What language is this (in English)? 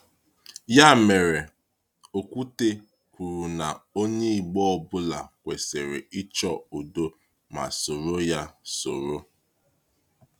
Igbo